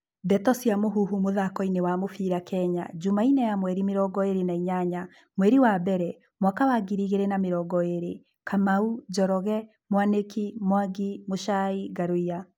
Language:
Kikuyu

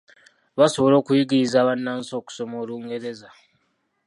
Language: Ganda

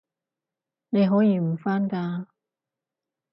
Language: Cantonese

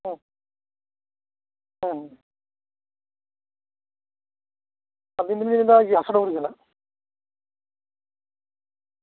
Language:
Santali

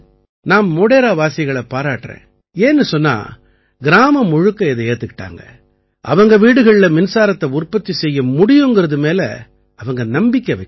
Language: Tamil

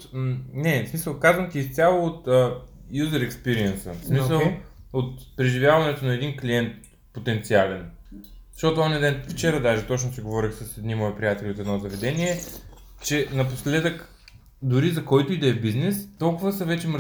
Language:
Bulgarian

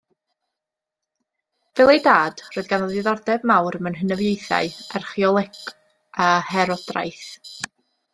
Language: Welsh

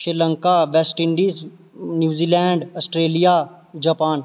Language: Dogri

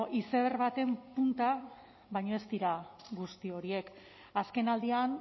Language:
Basque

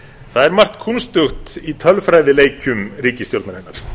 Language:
Icelandic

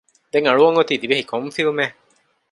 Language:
Divehi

